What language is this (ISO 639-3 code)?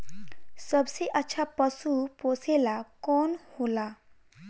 bho